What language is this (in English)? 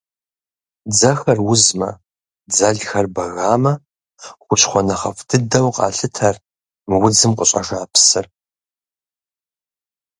Kabardian